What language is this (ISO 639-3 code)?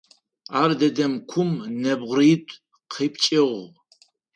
ady